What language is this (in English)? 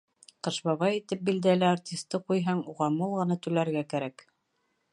Bashkir